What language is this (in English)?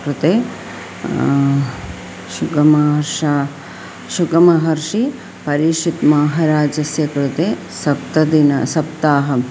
Sanskrit